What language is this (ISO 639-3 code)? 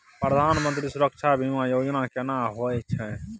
mai